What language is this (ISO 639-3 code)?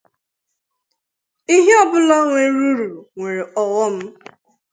ibo